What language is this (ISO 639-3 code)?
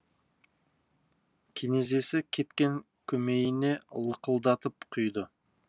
kaz